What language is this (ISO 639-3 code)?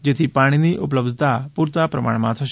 guj